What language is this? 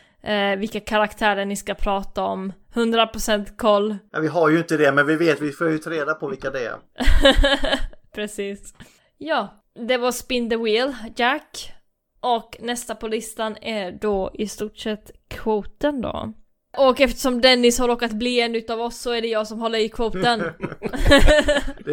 Swedish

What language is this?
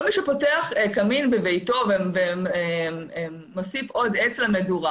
Hebrew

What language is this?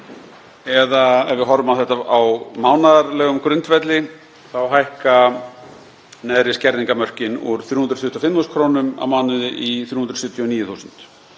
Icelandic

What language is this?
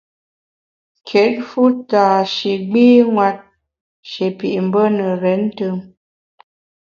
Bamun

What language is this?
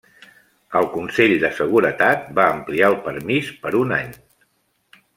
Catalan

